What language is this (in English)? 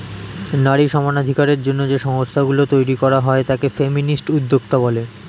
Bangla